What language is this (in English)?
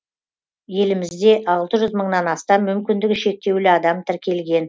Kazakh